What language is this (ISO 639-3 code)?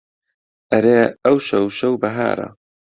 ckb